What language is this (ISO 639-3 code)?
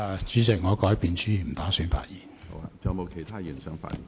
yue